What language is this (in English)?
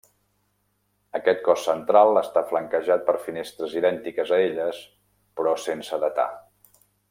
Catalan